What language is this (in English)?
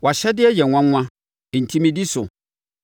Akan